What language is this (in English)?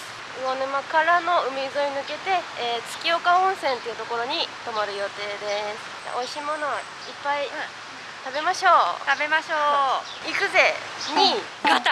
Japanese